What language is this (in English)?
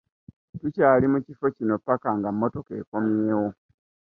Ganda